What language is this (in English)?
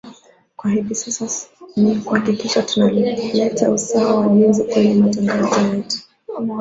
Swahili